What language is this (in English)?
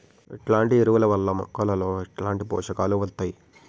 Telugu